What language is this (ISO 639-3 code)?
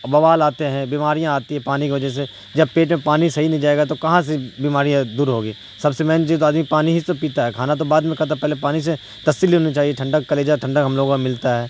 urd